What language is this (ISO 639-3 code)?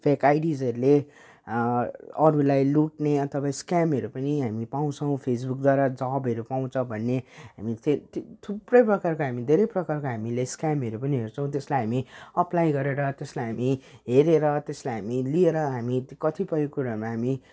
nep